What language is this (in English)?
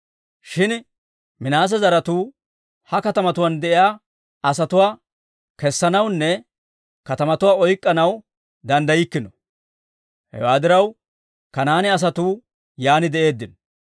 Dawro